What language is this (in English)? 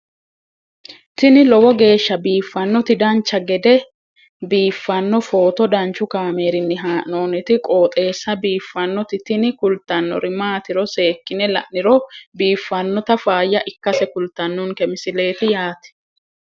Sidamo